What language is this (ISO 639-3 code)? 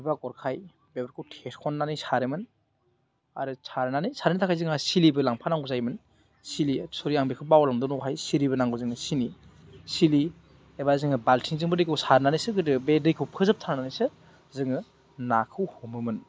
brx